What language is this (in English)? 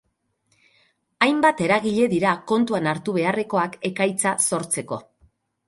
Basque